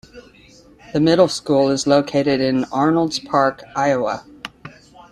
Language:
English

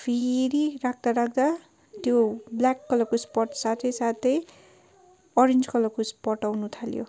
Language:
Nepali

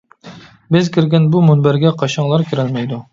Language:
Uyghur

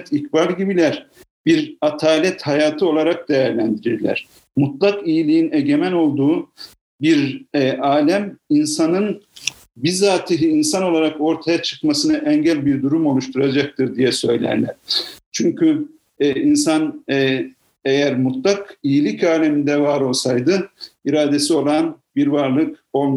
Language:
Turkish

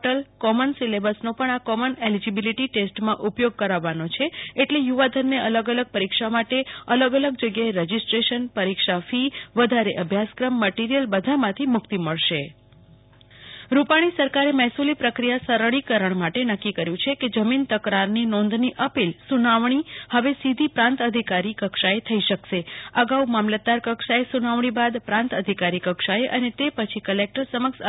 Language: Gujarati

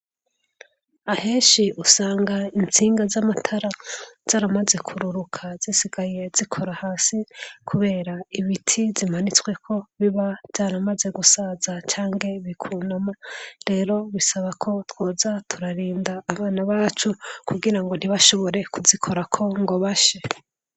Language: Rundi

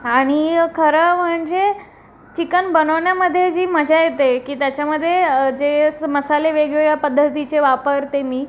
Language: Marathi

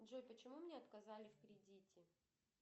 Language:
Russian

